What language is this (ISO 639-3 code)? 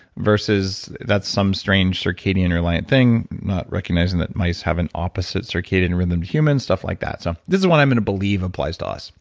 eng